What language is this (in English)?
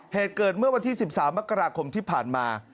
Thai